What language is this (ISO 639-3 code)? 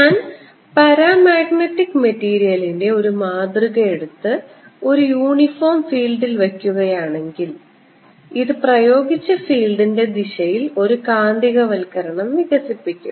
mal